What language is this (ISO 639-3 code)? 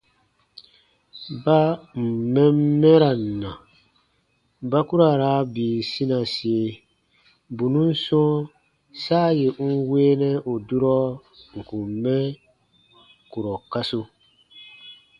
bba